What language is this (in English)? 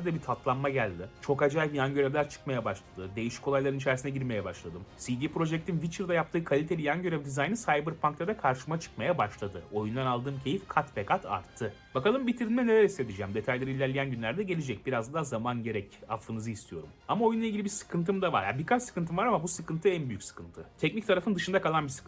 Turkish